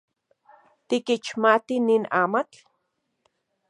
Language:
Central Puebla Nahuatl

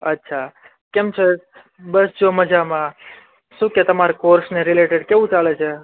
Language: Gujarati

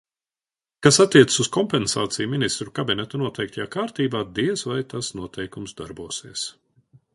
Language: Latvian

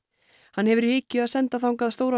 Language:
Icelandic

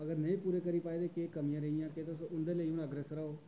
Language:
Dogri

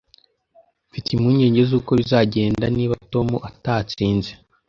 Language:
Kinyarwanda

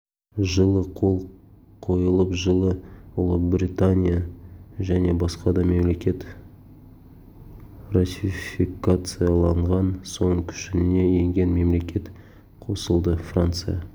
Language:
Kazakh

